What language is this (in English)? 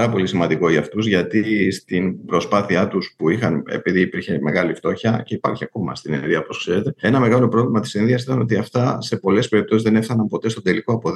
Greek